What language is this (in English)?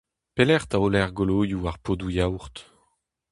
Breton